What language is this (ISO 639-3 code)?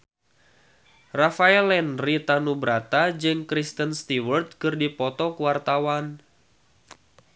sun